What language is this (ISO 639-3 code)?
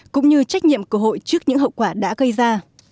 vie